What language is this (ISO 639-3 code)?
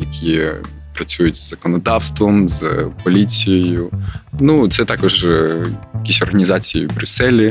ukr